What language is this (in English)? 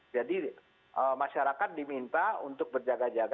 Indonesian